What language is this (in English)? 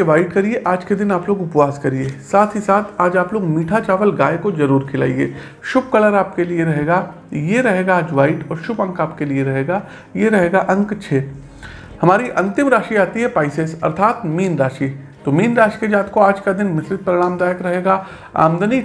Hindi